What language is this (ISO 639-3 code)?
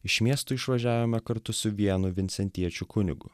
lit